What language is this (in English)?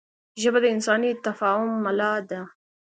Pashto